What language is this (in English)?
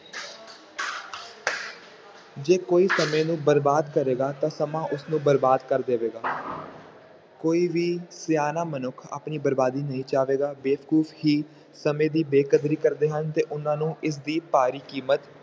Punjabi